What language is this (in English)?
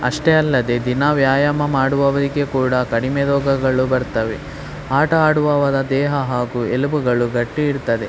Kannada